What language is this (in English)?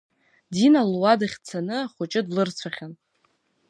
Abkhazian